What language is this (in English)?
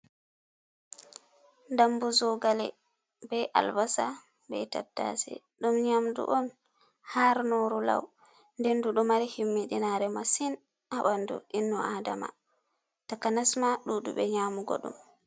Fula